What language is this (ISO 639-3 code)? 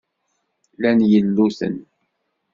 kab